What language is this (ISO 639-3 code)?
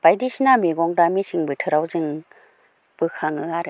brx